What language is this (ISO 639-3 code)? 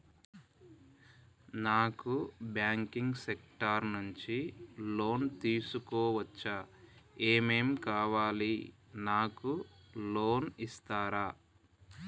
tel